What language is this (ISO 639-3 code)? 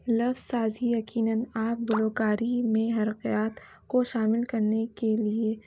urd